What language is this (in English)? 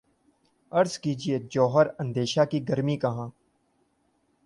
Urdu